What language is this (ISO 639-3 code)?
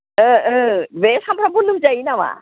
brx